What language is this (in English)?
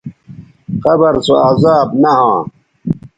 Bateri